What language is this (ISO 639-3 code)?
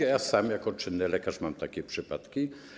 pol